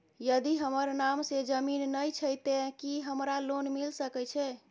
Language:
Maithili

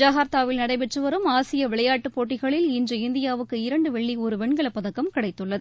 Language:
Tamil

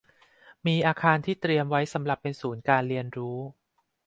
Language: Thai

